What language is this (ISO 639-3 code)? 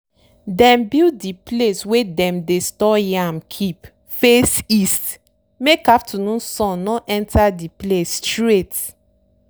pcm